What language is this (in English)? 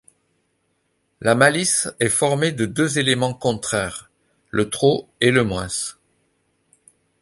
French